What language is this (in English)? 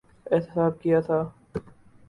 Urdu